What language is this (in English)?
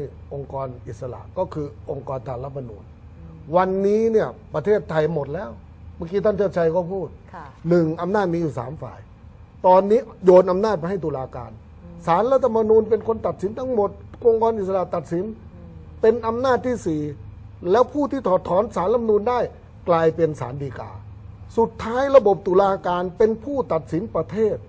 Thai